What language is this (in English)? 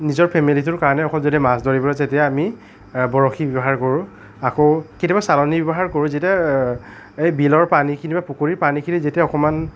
Assamese